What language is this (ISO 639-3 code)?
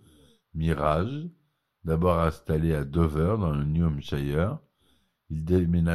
fra